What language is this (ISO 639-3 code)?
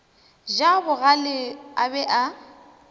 nso